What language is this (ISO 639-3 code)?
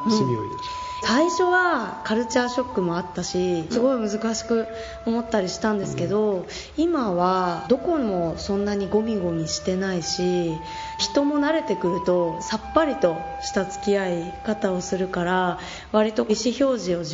jpn